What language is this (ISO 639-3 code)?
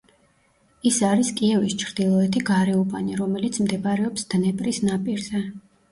kat